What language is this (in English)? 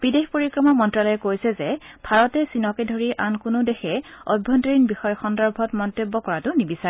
Assamese